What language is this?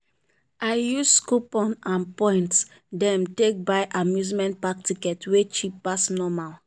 Nigerian Pidgin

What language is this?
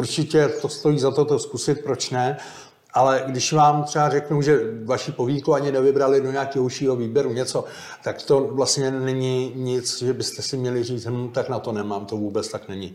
Czech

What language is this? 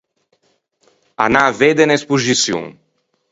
Ligurian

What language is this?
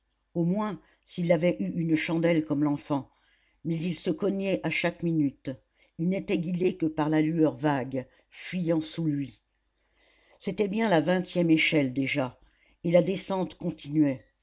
French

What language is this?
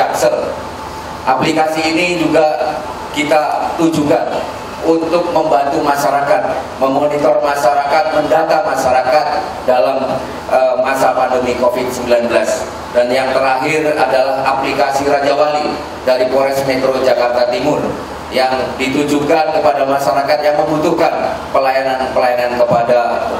Indonesian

